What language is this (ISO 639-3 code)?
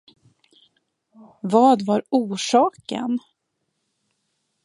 swe